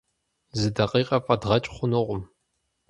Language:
Kabardian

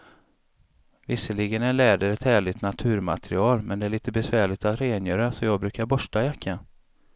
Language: Swedish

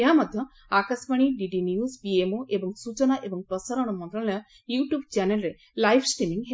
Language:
Odia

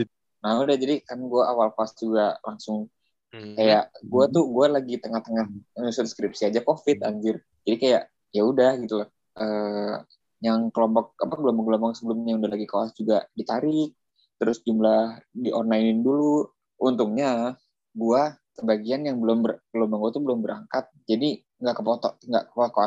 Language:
Indonesian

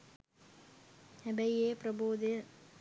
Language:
Sinhala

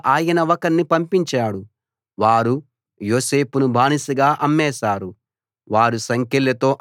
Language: Telugu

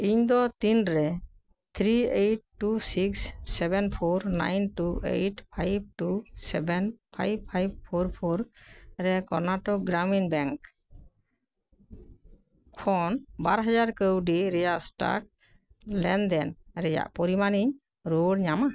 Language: Santali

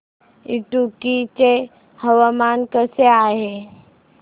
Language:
Marathi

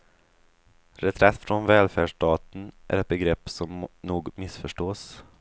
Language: Swedish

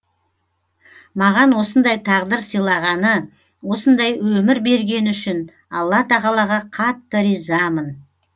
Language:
Kazakh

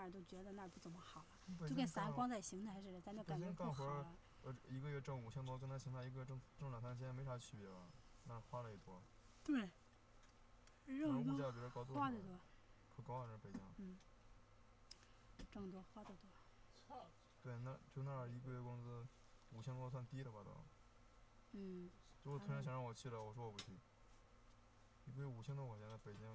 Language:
Chinese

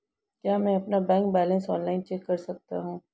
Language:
Hindi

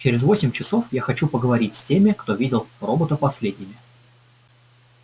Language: Russian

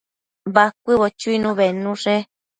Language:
Matsés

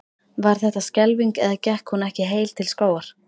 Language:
Icelandic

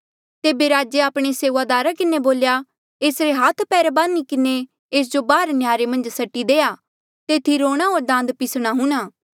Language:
Mandeali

